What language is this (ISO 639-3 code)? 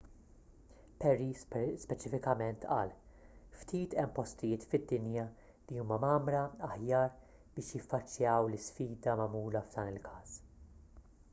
mlt